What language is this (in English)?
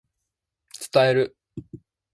Japanese